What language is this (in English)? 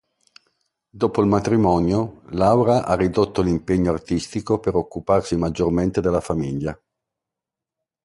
Italian